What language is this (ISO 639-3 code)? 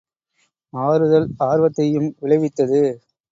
tam